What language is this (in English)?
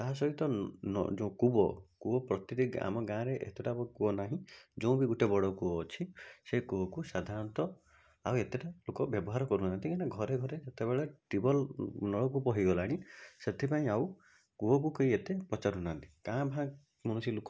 Odia